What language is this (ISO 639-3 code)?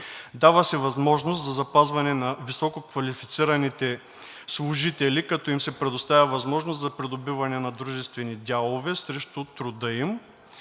bul